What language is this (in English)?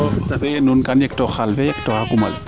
Serer